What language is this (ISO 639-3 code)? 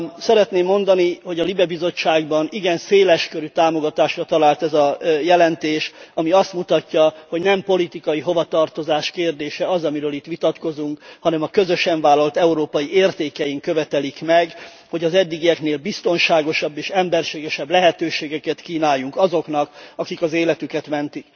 hun